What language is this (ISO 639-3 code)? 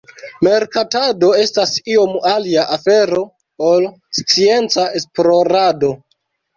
epo